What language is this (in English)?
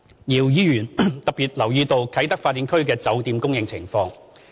Cantonese